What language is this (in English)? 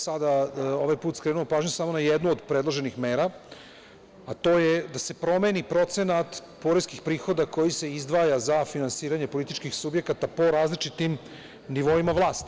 Serbian